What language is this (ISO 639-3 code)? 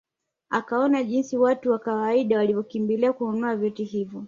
swa